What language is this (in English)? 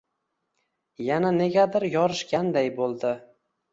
Uzbek